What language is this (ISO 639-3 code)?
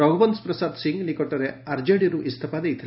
ori